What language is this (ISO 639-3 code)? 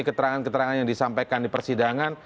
ind